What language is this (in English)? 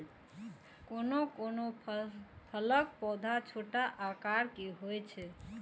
Maithili